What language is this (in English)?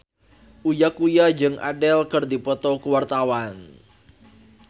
Sundanese